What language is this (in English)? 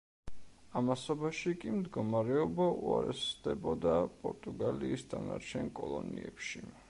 Georgian